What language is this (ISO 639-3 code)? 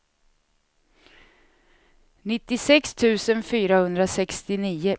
swe